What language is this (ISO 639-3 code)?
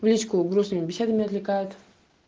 rus